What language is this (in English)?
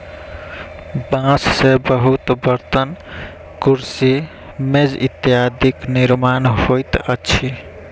Maithili